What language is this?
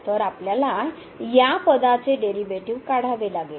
Marathi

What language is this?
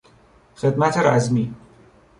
Persian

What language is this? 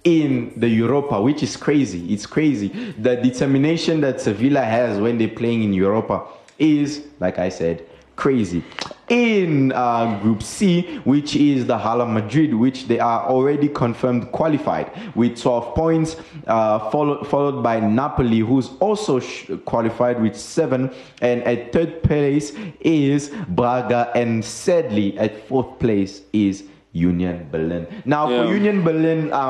English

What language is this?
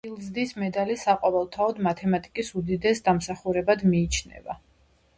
Georgian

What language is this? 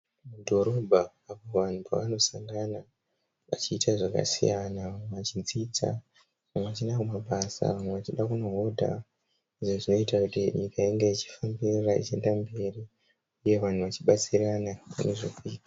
Shona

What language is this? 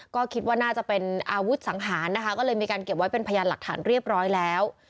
Thai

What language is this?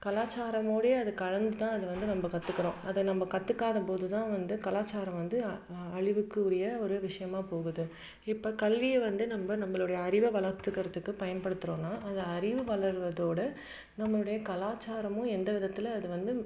Tamil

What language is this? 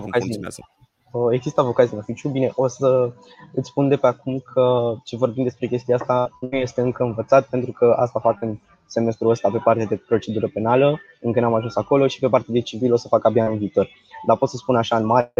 Romanian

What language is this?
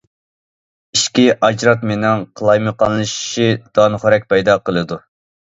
Uyghur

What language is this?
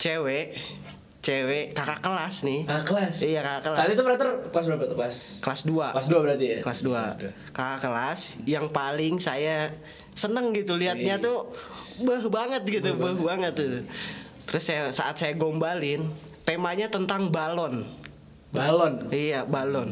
Indonesian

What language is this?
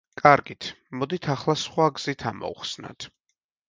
Georgian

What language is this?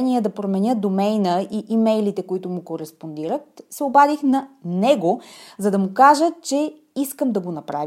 Bulgarian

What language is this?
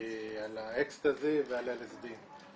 Hebrew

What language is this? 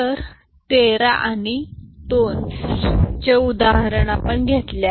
Marathi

